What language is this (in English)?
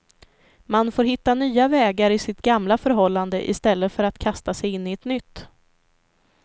Swedish